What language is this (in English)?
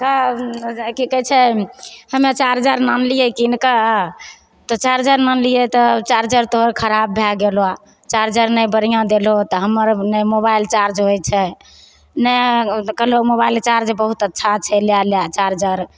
Maithili